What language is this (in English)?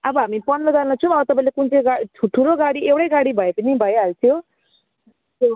Nepali